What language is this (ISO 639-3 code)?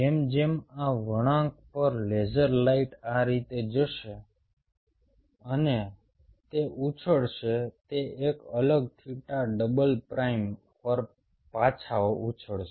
guj